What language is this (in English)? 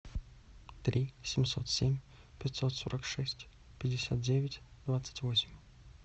Russian